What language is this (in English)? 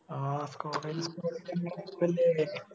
Malayalam